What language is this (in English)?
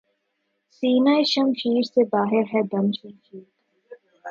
Urdu